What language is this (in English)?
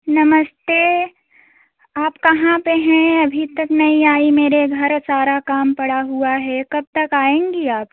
Hindi